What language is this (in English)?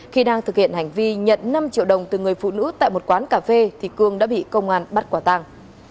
Vietnamese